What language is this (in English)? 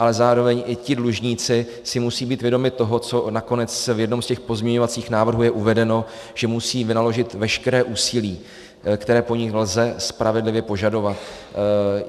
Czech